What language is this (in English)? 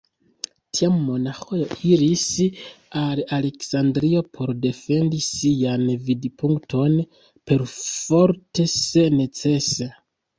Esperanto